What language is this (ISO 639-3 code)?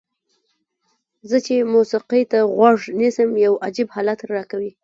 pus